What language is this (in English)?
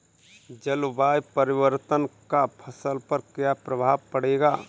Hindi